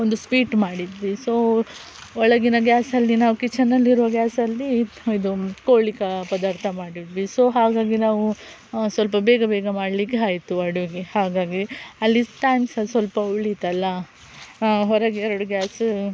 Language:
Kannada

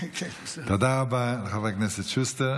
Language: Hebrew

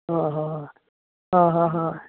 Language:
Konkani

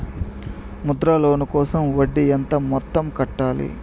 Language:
Telugu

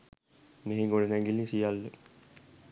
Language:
Sinhala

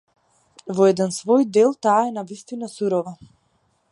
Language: Macedonian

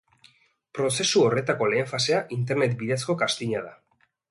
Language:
Basque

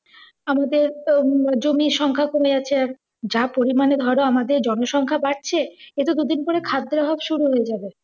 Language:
Bangla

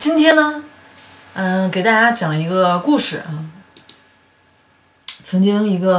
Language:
Chinese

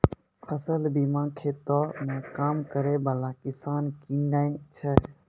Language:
Maithili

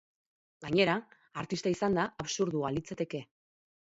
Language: Basque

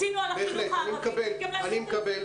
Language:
Hebrew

